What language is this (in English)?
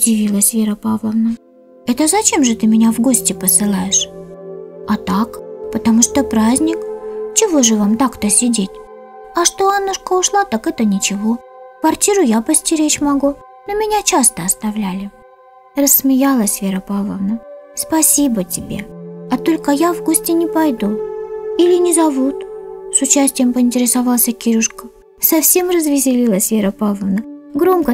Russian